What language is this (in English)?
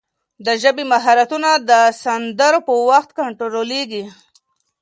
Pashto